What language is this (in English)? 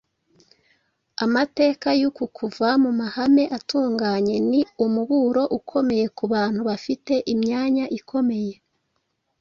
Kinyarwanda